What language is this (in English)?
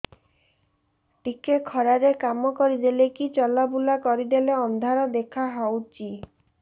Odia